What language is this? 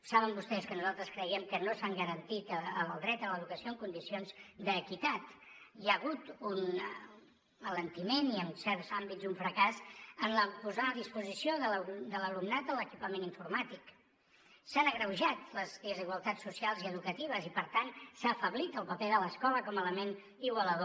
Catalan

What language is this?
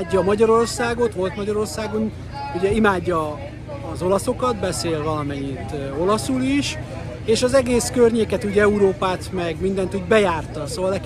Hungarian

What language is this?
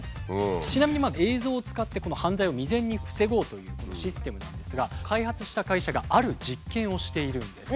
Japanese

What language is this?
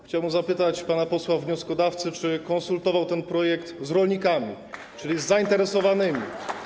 Polish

